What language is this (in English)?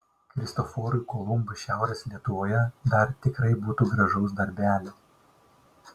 Lithuanian